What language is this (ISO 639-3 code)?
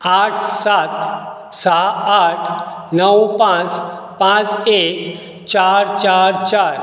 kok